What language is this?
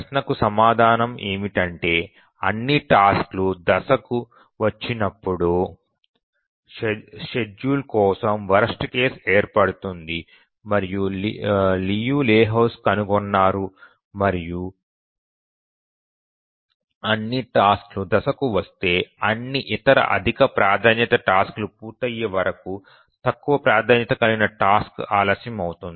Telugu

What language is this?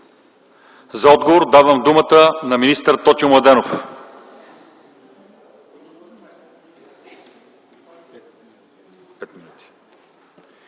Bulgarian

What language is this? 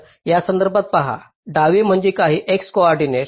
Marathi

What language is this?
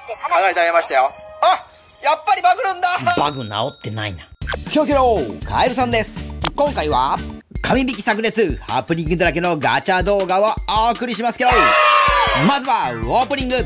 Japanese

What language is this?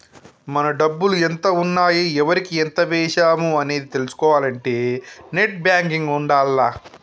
Telugu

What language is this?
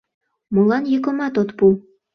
Mari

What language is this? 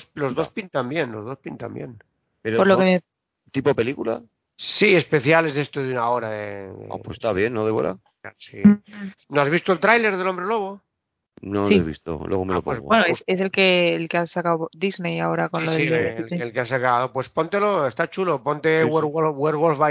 Spanish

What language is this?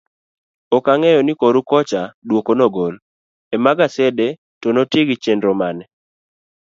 Luo (Kenya and Tanzania)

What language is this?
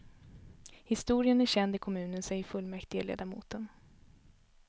Swedish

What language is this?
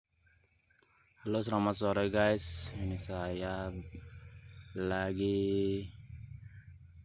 Indonesian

